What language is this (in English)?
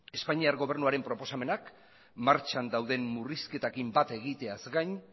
Basque